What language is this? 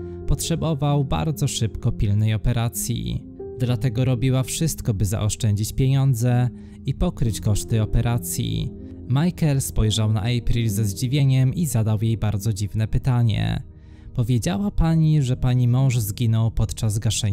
Polish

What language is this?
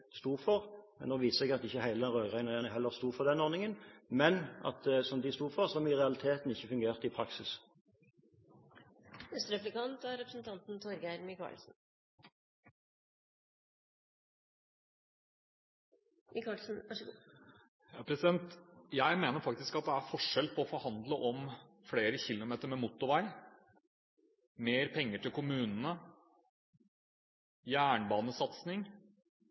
Norwegian Bokmål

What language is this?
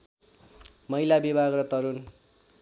Nepali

